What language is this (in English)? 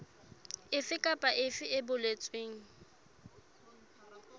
Southern Sotho